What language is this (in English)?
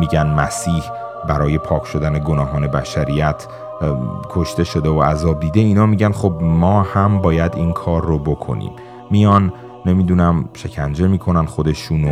Persian